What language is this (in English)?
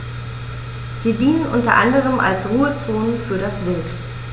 German